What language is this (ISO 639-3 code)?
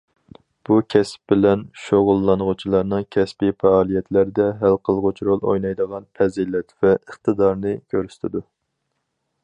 uig